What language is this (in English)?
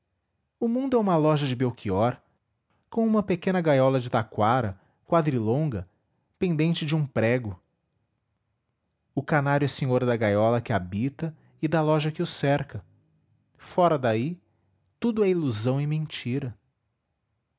Portuguese